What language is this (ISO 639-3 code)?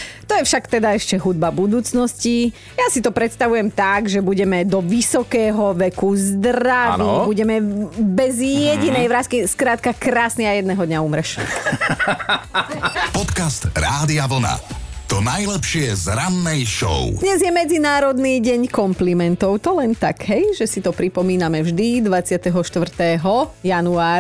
slk